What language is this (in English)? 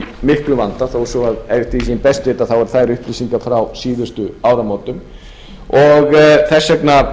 Icelandic